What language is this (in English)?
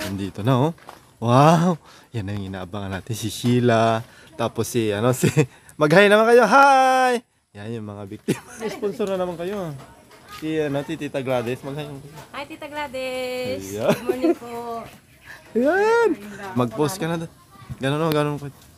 Filipino